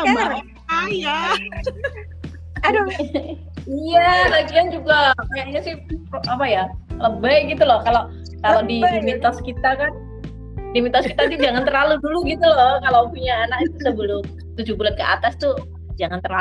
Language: Indonesian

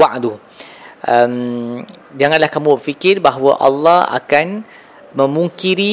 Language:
Malay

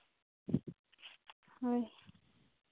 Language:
Santali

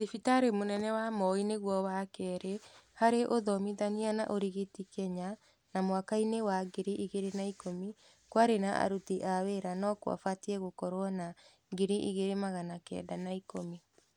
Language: Kikuyu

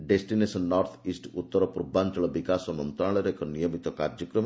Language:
Odia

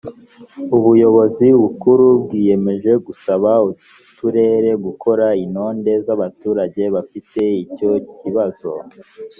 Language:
Kinyarwanda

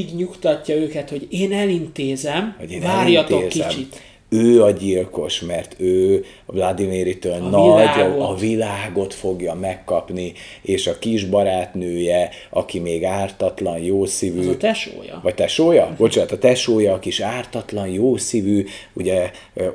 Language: Hungarian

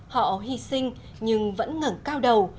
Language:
Vietnamese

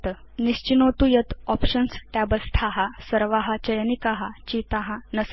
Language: Sanskrit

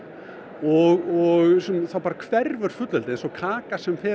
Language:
Icelandic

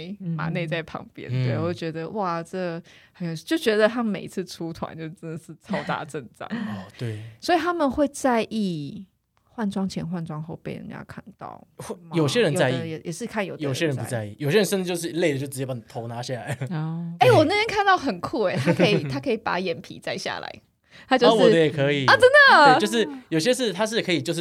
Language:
Chinese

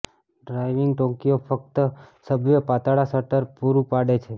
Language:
Gujarati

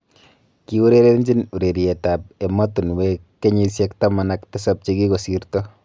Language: Kalenjin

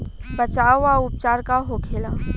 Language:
Bhojpuri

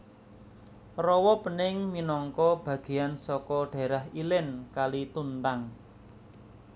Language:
Javanese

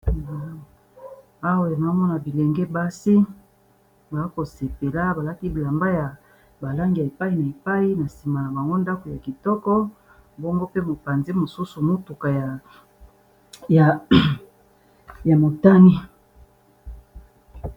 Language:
Lingala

